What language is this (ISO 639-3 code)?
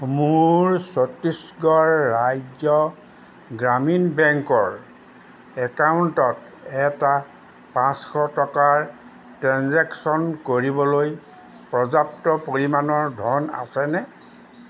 asm